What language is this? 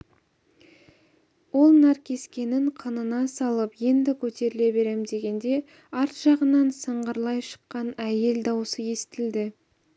Kazakh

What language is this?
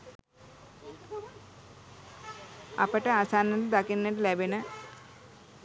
Sinhala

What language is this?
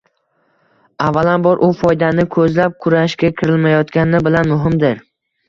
Uzbek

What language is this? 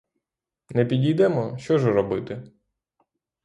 Ukrainian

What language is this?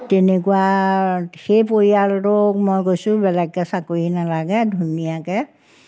Assamese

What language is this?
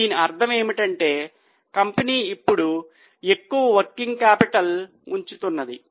Telugu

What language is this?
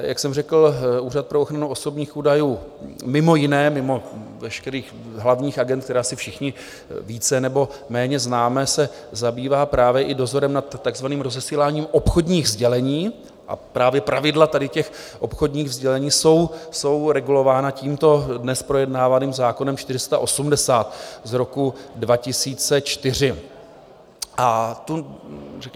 Czech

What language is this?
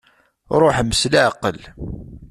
Kabyle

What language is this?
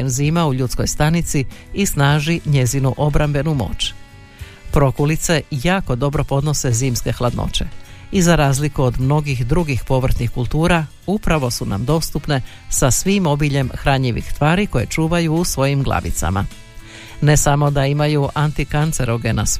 Croatian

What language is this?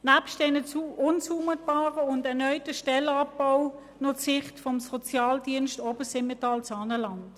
Swiss German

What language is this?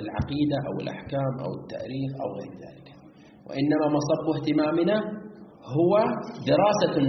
Arabic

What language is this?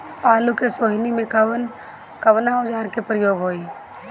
Bhojpuri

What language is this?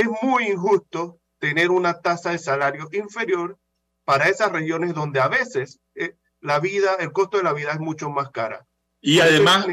Spanish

